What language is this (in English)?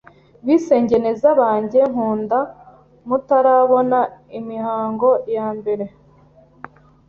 Kinyarwanda